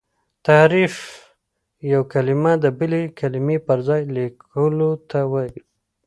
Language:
Pashto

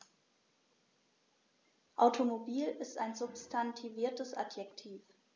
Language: German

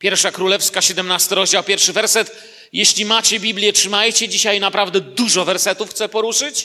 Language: Polish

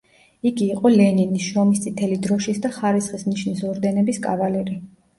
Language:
Georgian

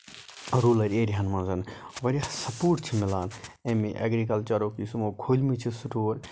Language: Kashmiri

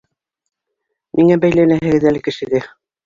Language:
Bashkir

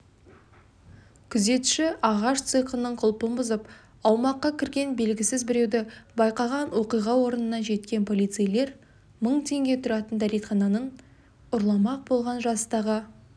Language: Kazakh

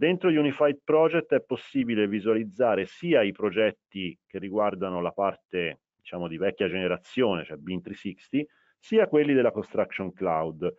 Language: Italian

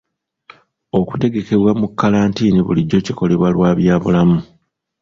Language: Ganda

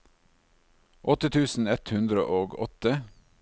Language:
Norwegian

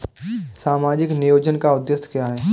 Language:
Hindi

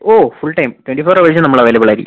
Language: Malayalam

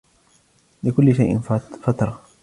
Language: Arabic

